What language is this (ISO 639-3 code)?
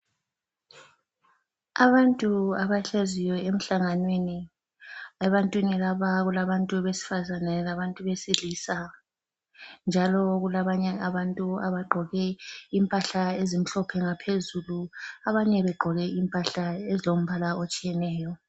nde